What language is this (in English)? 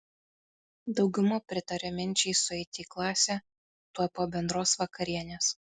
Lithuanian